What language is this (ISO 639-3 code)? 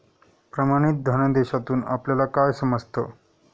mar